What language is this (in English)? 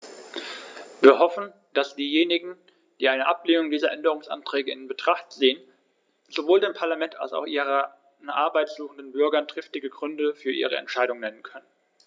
German